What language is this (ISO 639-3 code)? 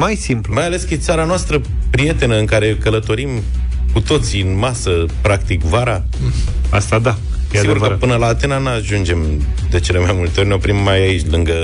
ron